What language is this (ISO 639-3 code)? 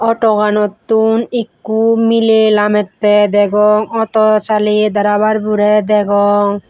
ccp